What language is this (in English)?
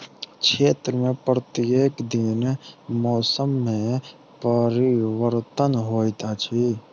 Maithili